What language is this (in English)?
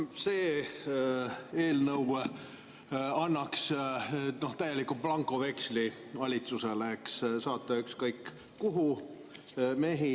Estonian